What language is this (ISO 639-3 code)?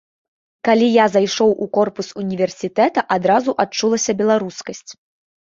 bel